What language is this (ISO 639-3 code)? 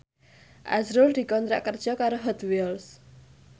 jav